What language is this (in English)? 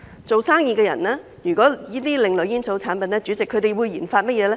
Cantonese